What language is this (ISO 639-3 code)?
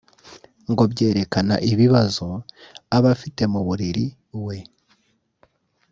kin